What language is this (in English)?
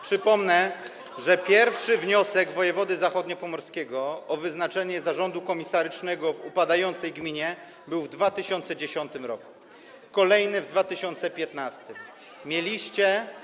Polish